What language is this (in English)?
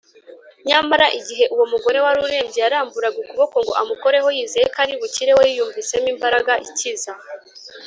Kinyarwanda